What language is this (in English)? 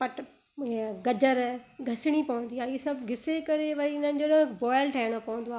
Sindhi